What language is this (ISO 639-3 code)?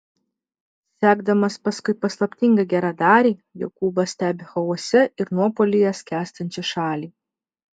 lit